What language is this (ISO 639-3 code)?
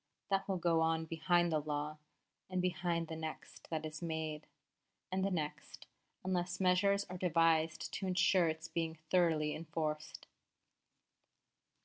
eng